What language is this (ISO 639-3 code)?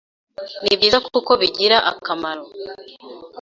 kin